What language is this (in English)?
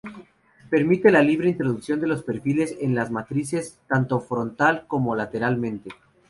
Spanish